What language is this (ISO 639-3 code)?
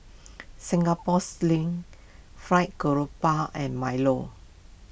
eng